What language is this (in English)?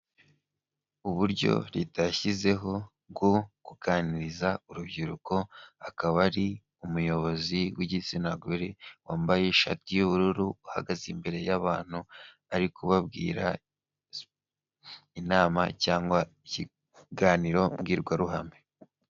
Kinyarwanda